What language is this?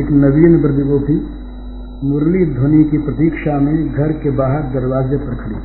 Hindi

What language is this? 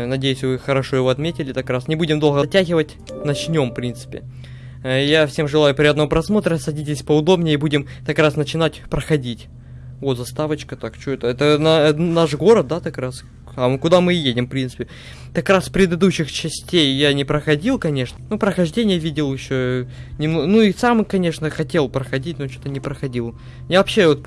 Russian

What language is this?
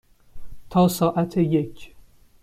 Persian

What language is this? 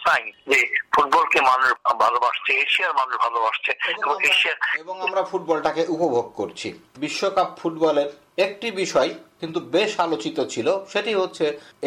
Bangla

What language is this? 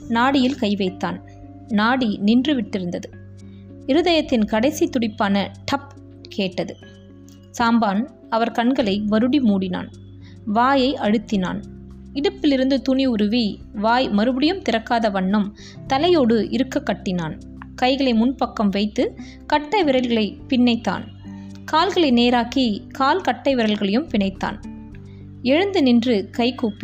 Tamil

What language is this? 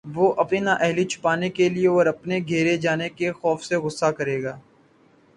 Urdu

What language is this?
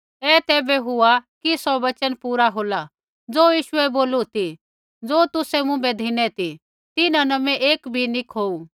Kullu Pahari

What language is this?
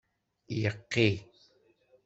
Kabyle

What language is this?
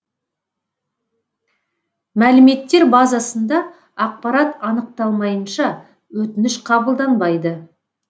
Kazakh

